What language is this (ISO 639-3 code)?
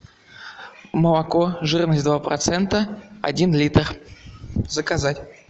rus